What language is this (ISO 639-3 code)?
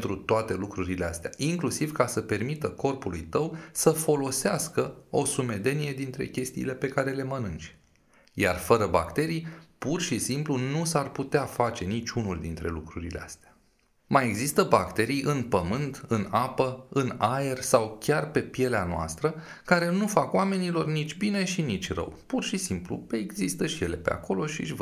ron